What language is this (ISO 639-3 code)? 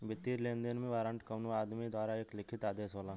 bho